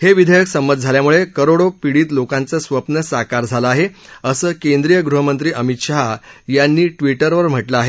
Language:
Marathi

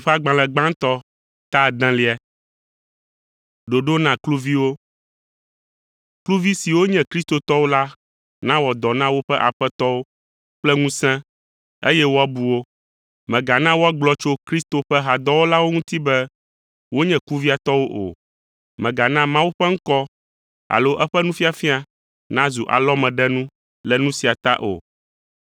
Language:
Ewe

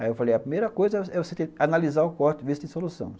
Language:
Portuguese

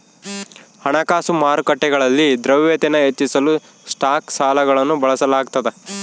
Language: Kannada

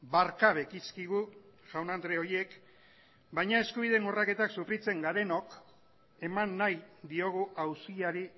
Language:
Basque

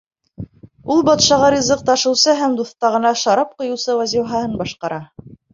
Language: Bashkir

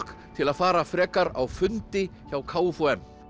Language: Icelandic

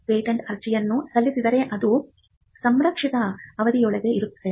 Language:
Kannada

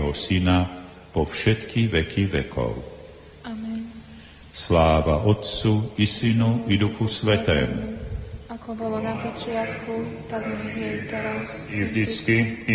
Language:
Slovak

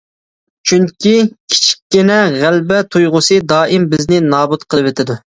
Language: Uyghur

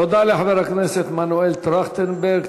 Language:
Hebrew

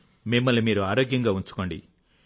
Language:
Telugu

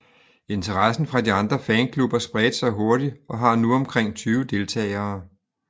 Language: Danish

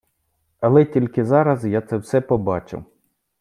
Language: Ukrainian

